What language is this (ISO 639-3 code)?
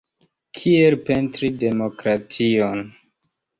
epo